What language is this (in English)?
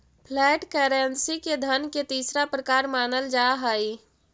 Magahi